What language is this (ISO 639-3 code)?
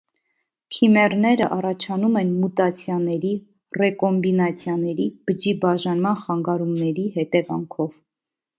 hye